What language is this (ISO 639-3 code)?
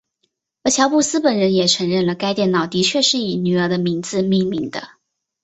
zho